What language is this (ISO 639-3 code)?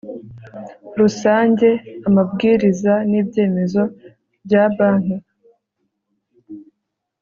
kin